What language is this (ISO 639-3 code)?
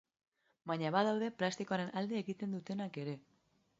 eus